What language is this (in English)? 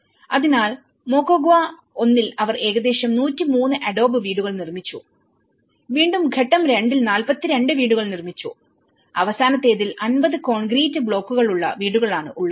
Malayalam